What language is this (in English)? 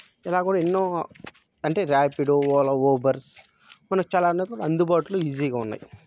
Telugu